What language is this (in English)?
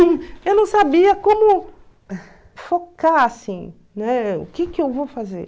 Portuguese